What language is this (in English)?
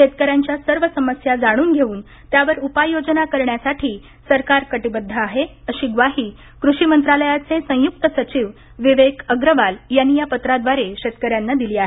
Marathi